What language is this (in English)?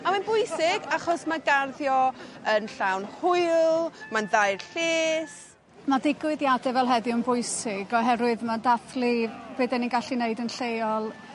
Welsh